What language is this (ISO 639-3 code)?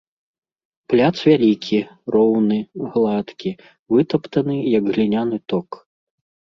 bel